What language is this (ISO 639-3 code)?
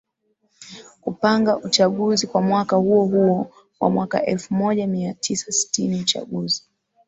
swa